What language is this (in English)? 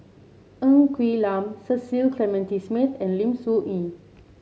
English